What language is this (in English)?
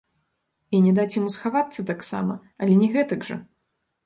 Belarusian